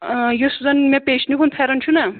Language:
Kashmiri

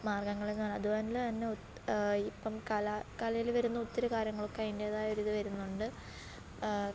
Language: Malayalam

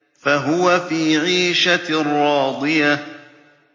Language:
Arabic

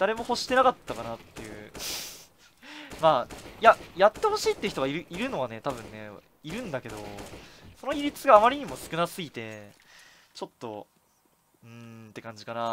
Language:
Japanese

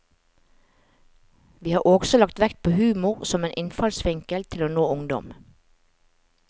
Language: Norwegian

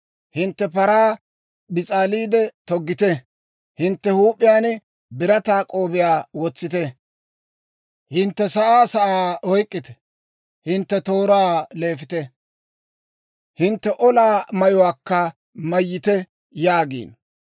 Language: Dawro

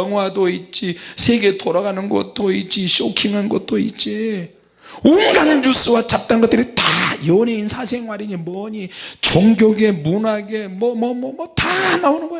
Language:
Korean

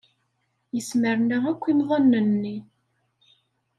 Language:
Kabyle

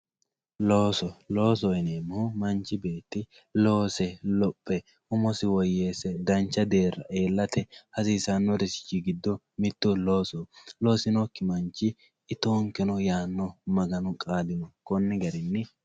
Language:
Sidamo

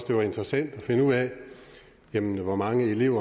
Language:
Danish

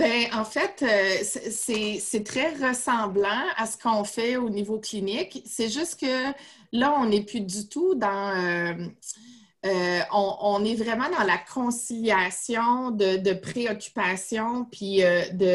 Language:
French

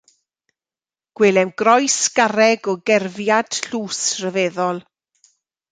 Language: Welsh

